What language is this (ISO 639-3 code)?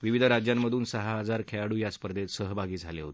mar